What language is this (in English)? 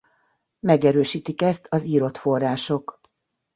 Hungarian